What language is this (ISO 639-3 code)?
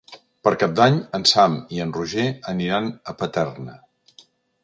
cat